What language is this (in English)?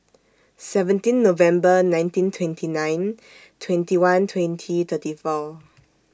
English